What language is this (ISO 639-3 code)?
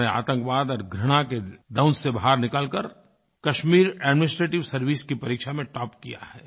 hin